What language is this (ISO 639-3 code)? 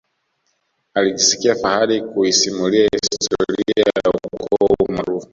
swa